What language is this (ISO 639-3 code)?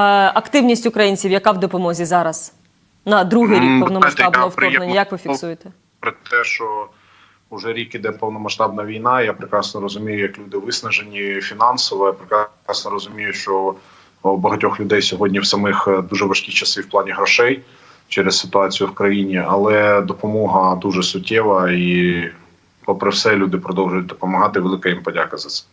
ukr